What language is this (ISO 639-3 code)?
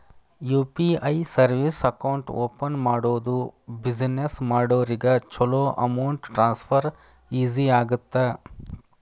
kan